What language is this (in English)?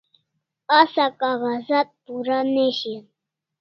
Kalasha